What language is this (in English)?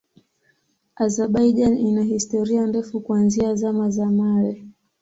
Swahili